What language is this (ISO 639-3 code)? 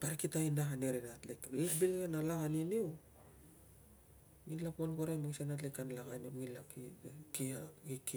lcm